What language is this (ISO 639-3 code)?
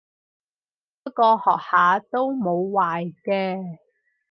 yue